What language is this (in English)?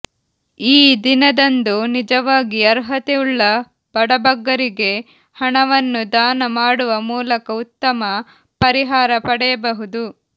Kannada